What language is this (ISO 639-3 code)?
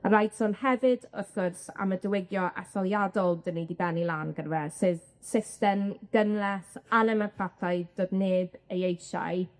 cym